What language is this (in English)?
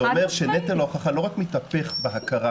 Hebrew